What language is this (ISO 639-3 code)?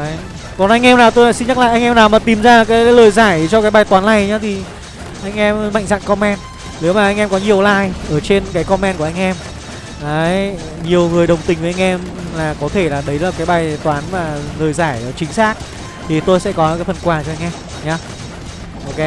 vie